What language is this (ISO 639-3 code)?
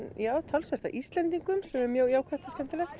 isl